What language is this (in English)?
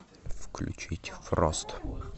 Russian